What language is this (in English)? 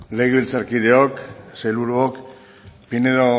Basque